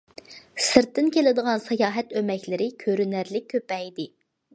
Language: Uyghur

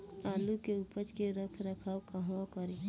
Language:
Bhojpuri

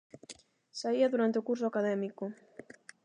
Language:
Galician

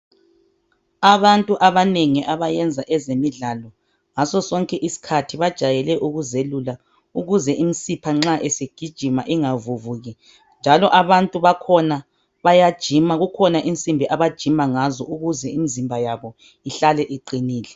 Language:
North Ndebele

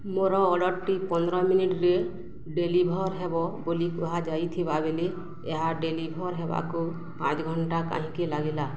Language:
Odia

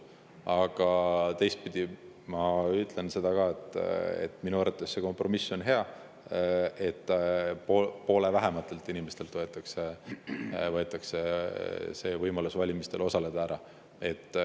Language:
Estonian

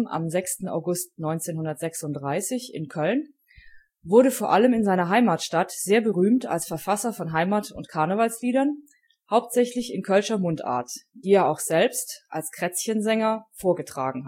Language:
German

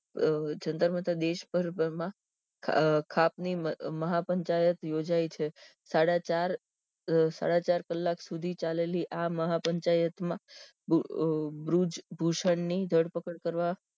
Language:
Gujarati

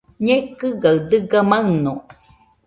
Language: Nüpode Huitoto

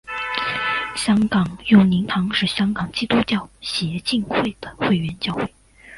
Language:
Chinese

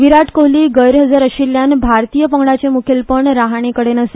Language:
Konkani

